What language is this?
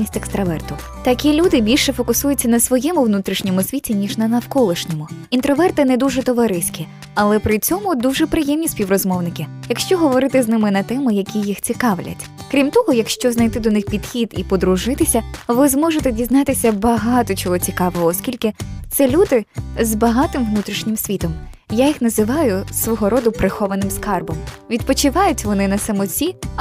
Ukrainian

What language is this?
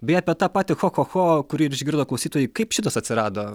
Lithuanian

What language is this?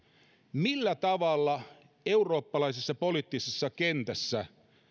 Finnish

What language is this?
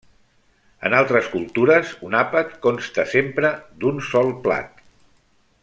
Catalan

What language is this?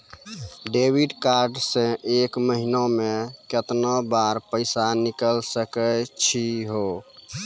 Maithili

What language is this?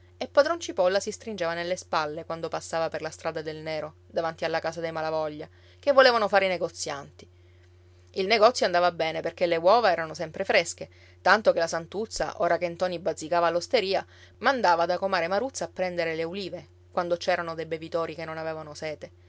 Italian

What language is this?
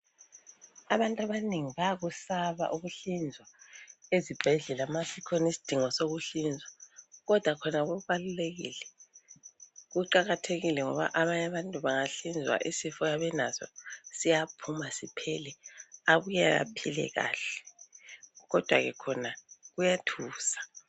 North Ndebele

